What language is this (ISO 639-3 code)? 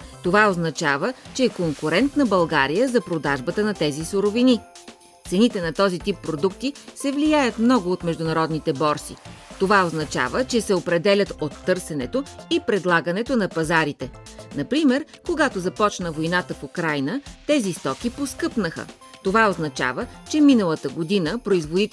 bul